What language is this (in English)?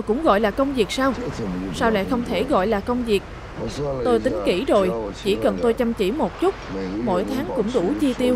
Vietnamese